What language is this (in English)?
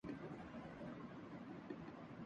Urdu